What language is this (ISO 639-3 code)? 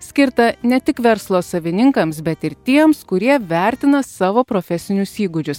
lit